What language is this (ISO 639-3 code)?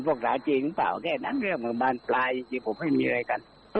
tha